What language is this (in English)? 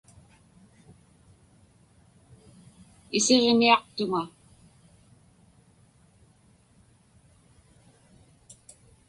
Inupiaq